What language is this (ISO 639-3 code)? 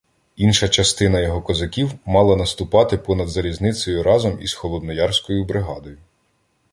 ukr